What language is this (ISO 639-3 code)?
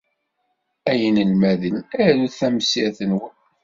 kab